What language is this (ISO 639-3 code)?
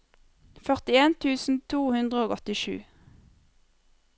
nor